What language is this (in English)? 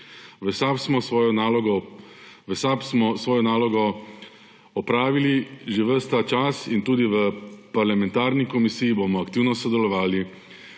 Slovenian